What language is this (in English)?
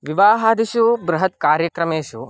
Sanskrit